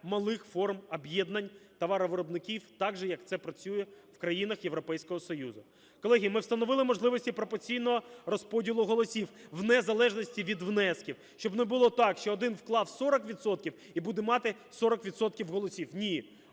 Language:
Ukrainian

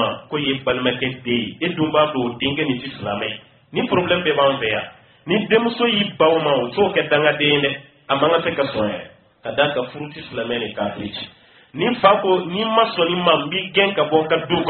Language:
Romanian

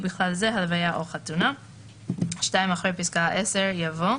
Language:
Hebrew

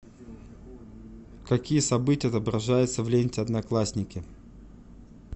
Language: Russian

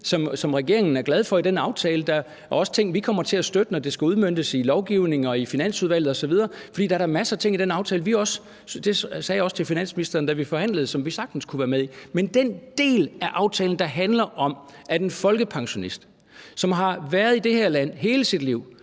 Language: Danish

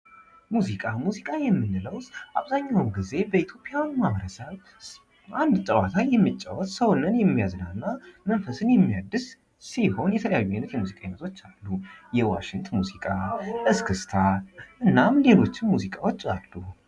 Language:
Amharic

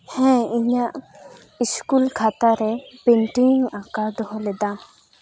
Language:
Santali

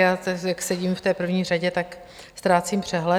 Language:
Czech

